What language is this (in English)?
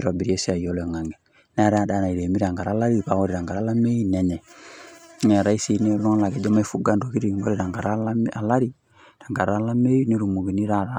Masai